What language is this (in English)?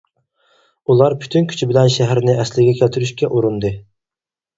Uyghur